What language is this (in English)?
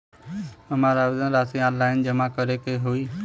Bhojpuri